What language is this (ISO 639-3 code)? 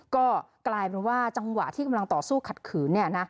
tha